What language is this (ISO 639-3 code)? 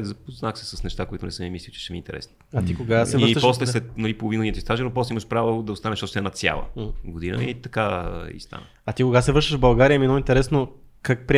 bul